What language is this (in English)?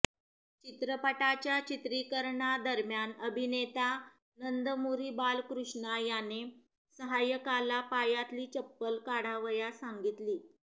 Marathi